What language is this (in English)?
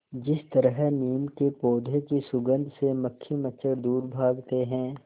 Hindi